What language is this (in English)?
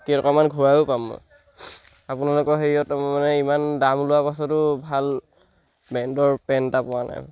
Assamese